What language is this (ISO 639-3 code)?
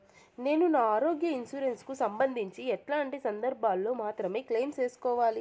tel